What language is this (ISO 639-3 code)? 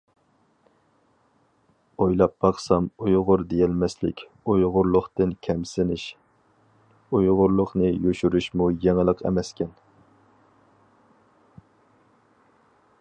uig